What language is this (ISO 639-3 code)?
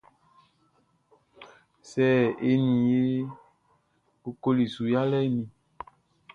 bci